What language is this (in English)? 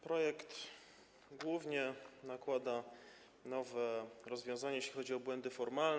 Polish